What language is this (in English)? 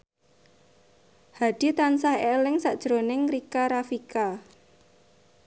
Javanese